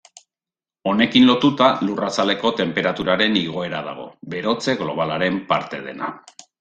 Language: Basque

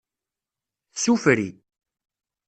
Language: Kabyle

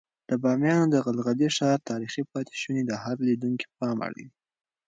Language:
Pashto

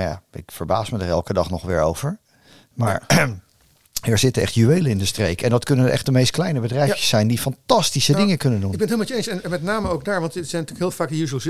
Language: Dutch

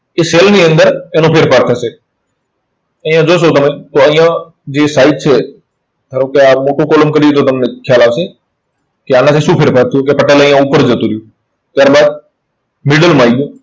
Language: Gujarati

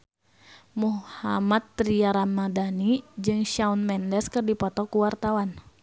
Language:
Sundanese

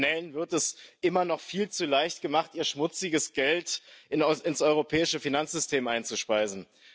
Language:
German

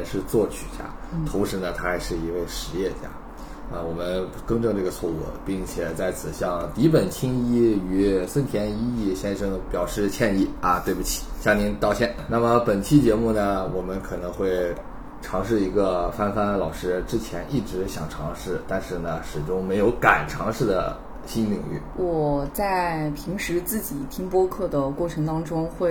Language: Chinese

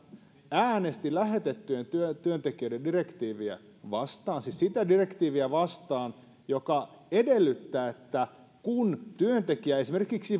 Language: Finnish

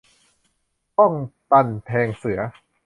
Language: Thai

